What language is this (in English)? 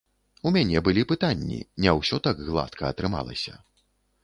Belarusian